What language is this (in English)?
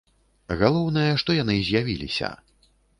Belarusian